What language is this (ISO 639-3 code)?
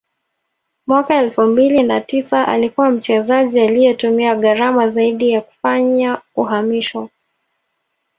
swa